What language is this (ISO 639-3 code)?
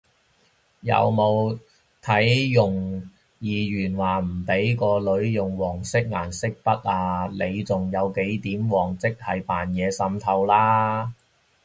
yue